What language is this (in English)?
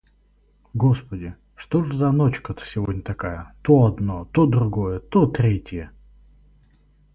Russian